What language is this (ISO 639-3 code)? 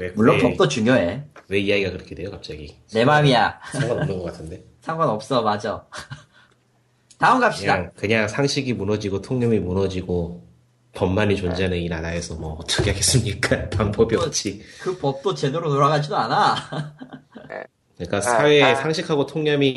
kor